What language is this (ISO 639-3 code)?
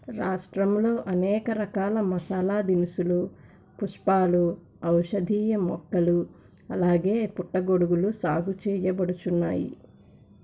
tel